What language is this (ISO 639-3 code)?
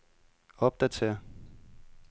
dan